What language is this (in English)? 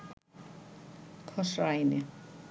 Bangla